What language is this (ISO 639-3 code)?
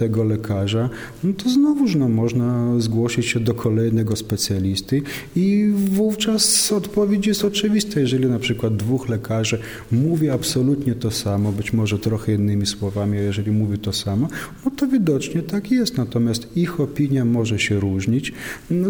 pol